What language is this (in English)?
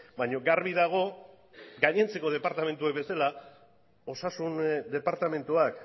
Basque